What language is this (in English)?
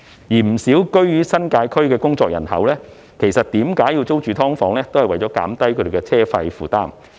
Cantonese